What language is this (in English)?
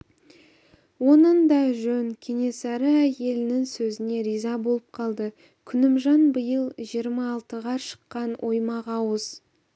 Kazakh